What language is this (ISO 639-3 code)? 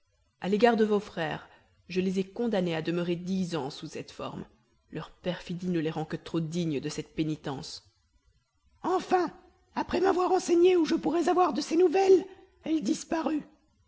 fra